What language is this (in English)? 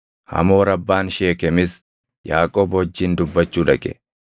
Oromo